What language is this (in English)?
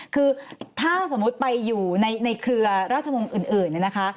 Thai